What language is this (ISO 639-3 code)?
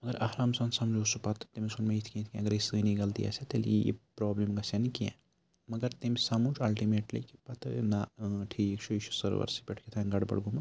kas